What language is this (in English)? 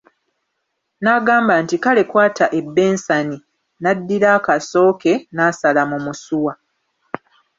Ganda